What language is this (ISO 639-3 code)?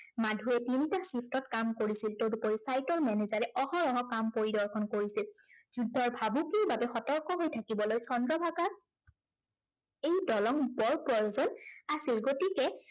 asm